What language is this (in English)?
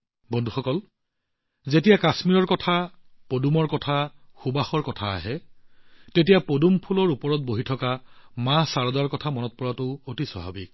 Assamese